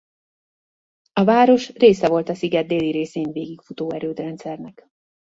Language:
Hungarian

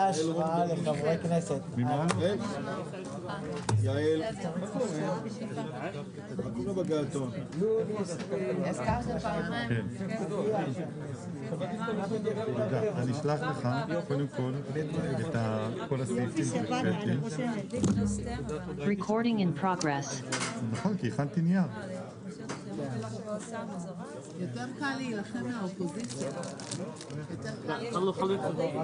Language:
Hebrew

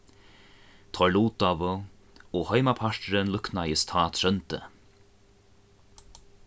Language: Faroese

